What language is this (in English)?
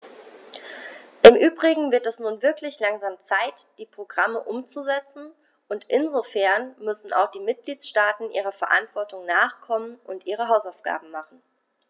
German